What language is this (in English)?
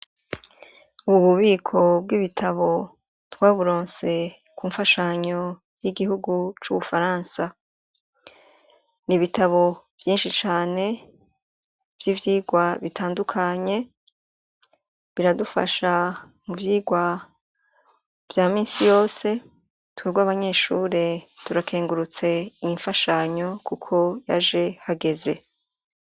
Rundi